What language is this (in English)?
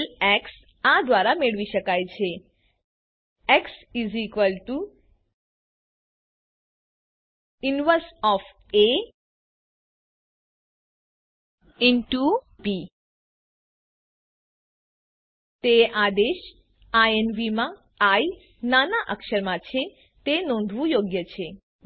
Gujarati